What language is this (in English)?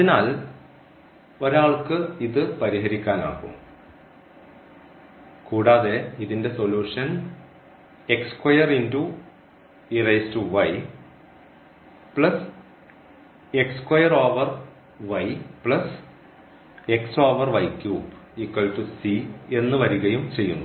Malayalam